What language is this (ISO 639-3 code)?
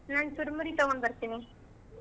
kan